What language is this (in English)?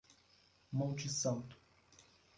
Portuguese